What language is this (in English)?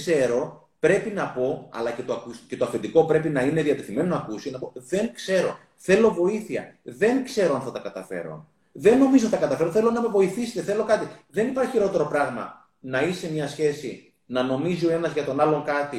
Greek